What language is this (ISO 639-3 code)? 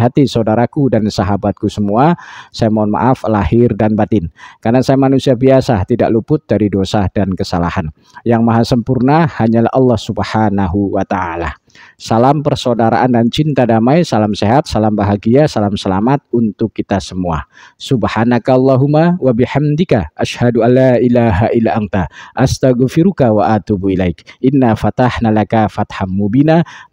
ind